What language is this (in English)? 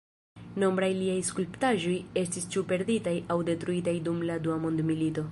Esperanto